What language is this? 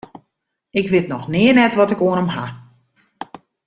Western Frisian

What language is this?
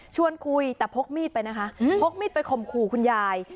Thai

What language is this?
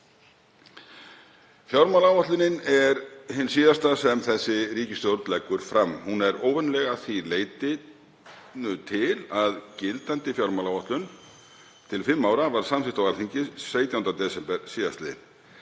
Icelandic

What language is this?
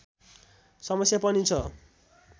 Nepali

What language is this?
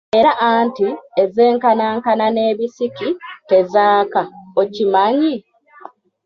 Ganda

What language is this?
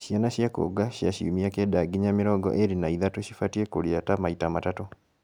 Kikuyu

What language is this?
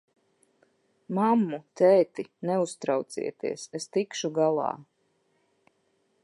Latvian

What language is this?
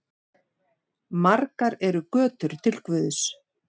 Icelandic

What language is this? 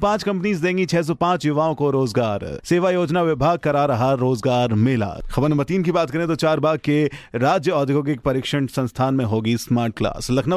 Hindi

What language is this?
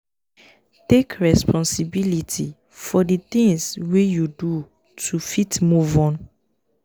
Nigerian Pidgin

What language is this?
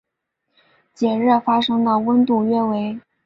Chinese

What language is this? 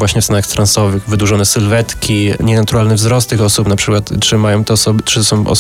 Polish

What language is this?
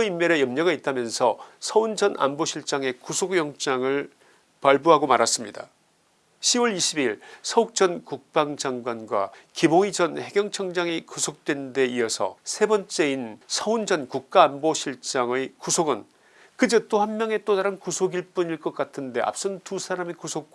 Korean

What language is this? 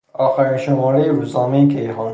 Persian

